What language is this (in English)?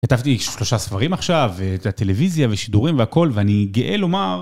Hebrew